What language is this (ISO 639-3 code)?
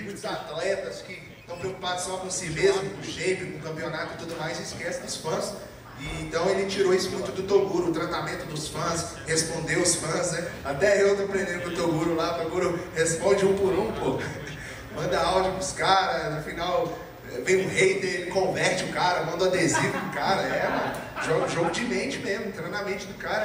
por